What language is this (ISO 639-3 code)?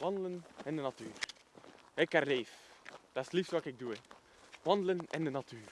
nld